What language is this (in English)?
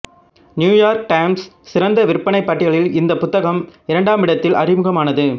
Tamil